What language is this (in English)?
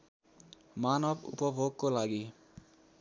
Nepali